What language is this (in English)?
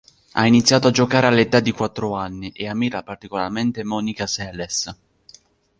Italian